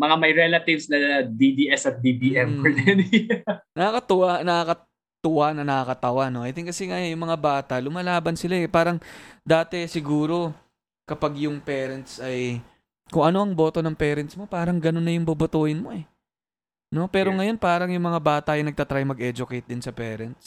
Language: Filipino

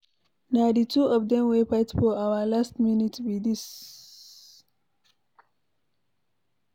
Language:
Nigerian Pidgin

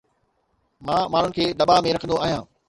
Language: Sindhi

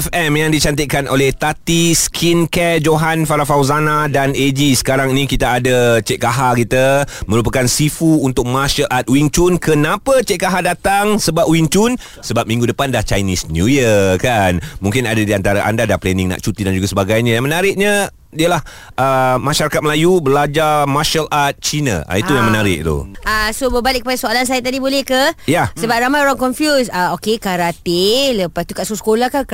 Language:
Malay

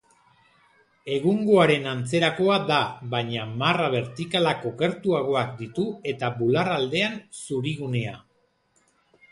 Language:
Basque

